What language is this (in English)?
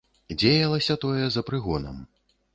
Belarusian